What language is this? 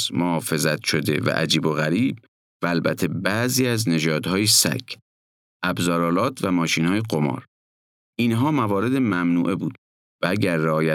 Persian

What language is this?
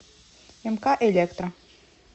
Russian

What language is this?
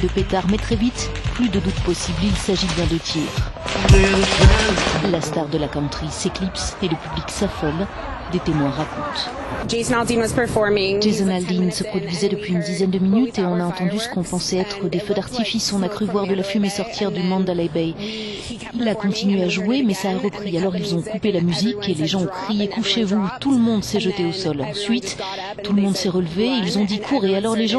French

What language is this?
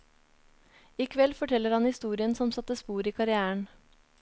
Norwegian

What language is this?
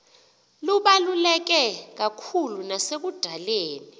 Xhosa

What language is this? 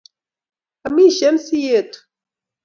Kalenjin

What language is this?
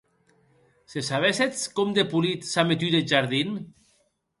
Occitan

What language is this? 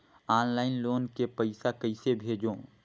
Chhattisgarhi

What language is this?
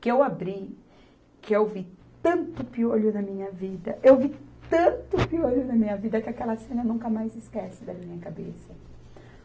Portuguese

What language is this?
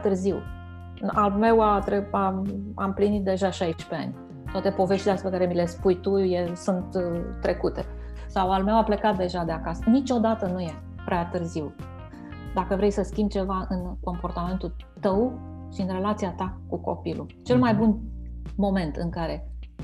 Romanian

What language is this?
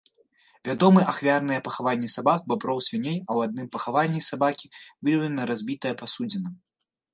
Belarusian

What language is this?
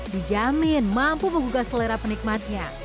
Indonesian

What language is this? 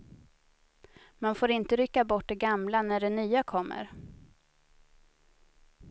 Swedish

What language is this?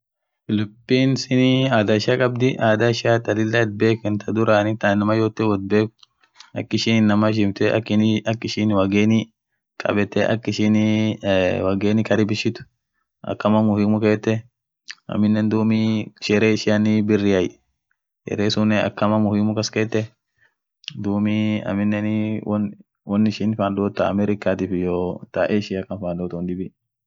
Orma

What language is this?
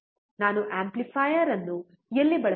Kannada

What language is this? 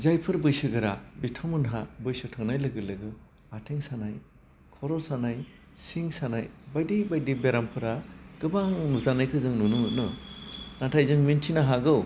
Bodo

